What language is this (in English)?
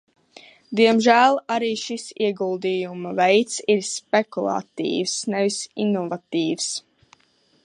Latvian